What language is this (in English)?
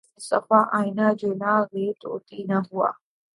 Urdu